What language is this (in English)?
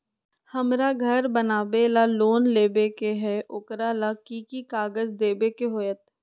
Magahi